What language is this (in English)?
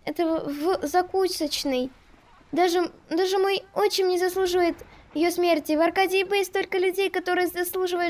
Russian